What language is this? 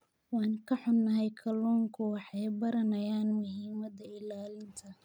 Somali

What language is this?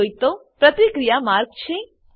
Gujarati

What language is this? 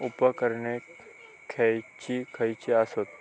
Marathi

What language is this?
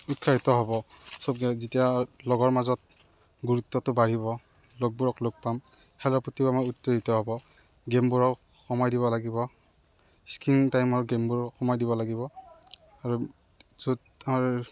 Assamese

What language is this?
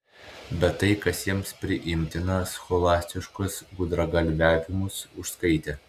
Lithuanian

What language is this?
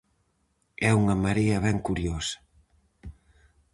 Galician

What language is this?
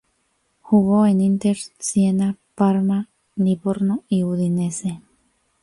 Spanish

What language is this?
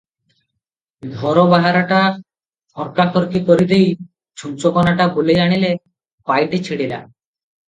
Odia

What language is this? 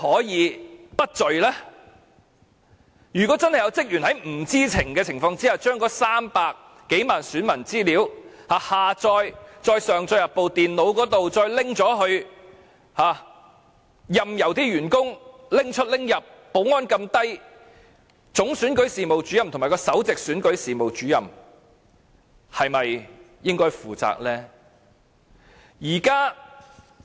Cantonese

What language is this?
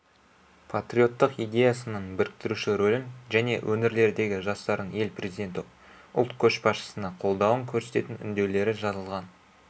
Kazakh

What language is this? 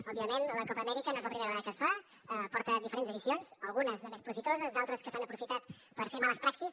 Catalan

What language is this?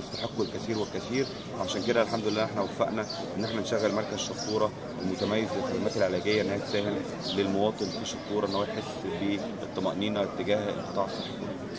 Arabic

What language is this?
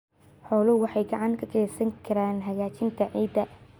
Somali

